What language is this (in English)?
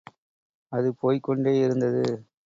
Tamil